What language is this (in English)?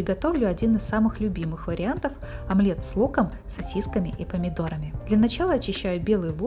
Russian